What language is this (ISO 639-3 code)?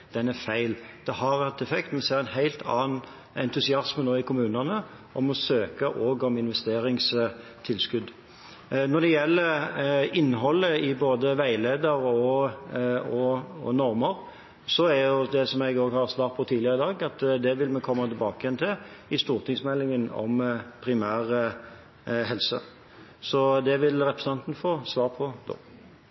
nob